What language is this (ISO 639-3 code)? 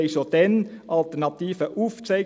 gsw